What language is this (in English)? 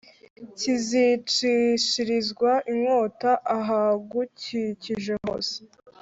Kinyarwanda